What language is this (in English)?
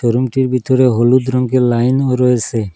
Bangla